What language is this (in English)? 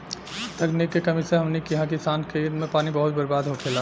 Bhojpuri